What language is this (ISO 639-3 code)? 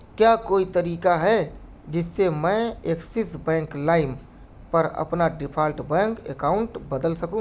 urd